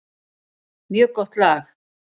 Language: Icelandic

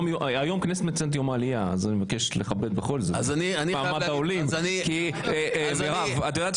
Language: Hebrew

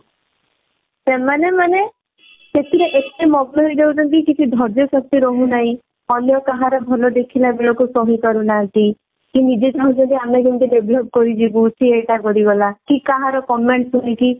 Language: Odia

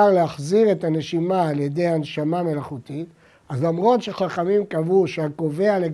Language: Hebrew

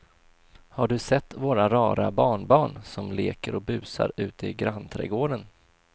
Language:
Swedish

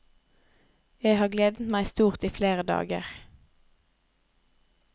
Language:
Norwegian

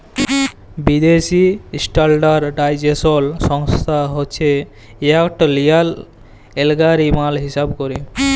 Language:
Bangla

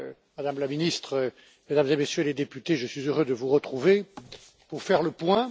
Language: French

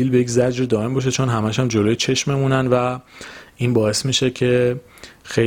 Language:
Persian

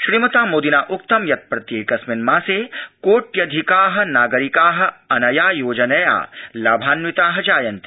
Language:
Sanskrit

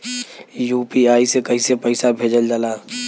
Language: Bhojpuri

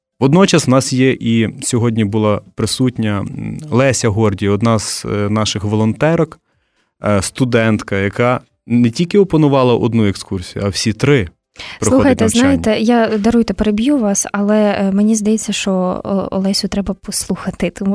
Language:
Ukrainian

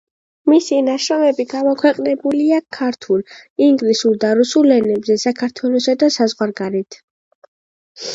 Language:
Georgian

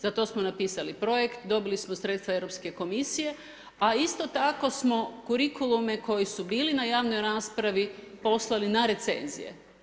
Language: Croatian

